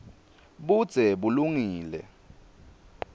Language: Swati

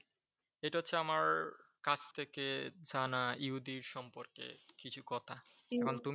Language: Bangla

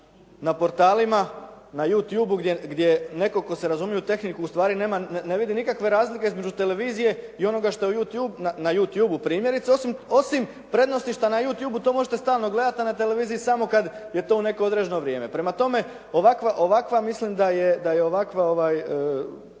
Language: Croatian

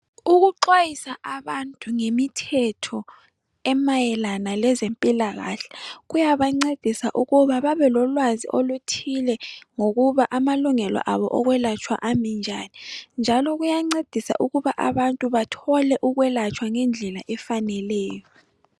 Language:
North Ndebele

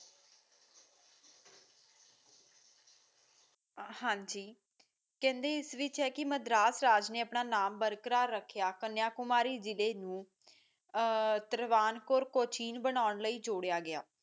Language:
Punjabi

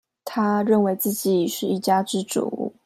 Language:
Chinese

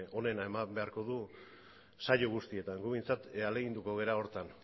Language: Basque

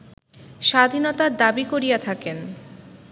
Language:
Bangla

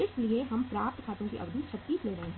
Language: Hindi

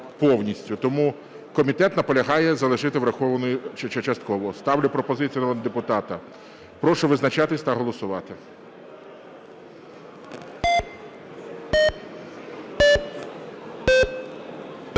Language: Ukrainian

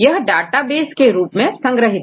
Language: Hindi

